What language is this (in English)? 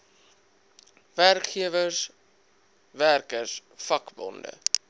Afrikaans